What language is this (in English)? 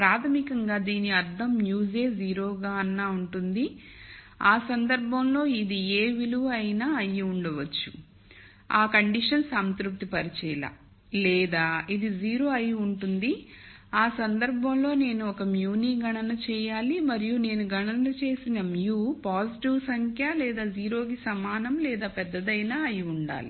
Telugu